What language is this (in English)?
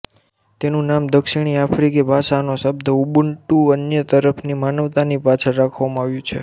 Gujarati